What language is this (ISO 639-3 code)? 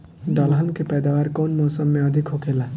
bho